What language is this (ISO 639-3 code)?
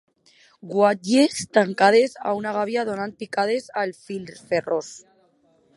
cat